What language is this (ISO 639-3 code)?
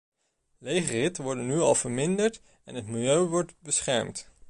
nld